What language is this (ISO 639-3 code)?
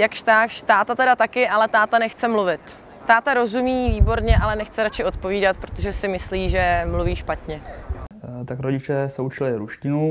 ces